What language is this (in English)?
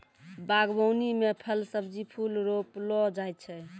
Maithili